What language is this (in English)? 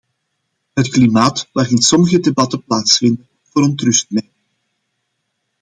Dutch